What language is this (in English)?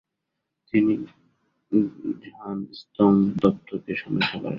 Bangla